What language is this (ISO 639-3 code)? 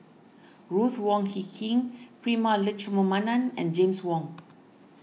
eng